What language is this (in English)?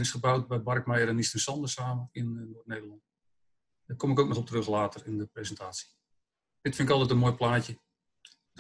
Dutch